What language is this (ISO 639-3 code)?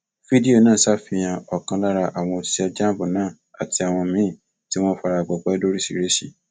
yor